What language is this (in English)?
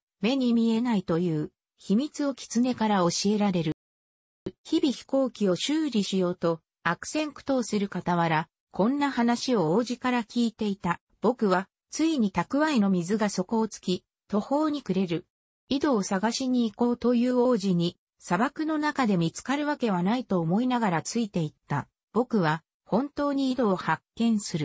Japanese